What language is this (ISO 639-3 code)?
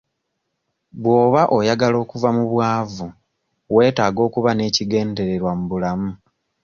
lug